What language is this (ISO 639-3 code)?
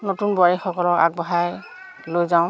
asm